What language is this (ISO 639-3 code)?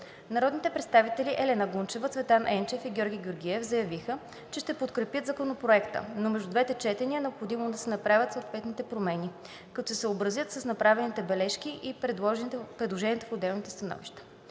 bul